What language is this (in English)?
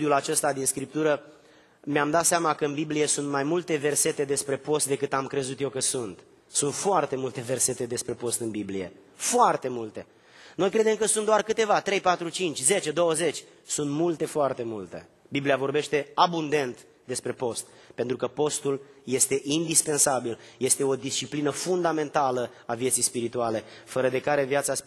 Romanian